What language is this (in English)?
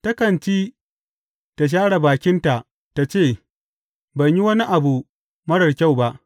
Hausa